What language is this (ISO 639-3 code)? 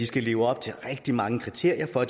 dan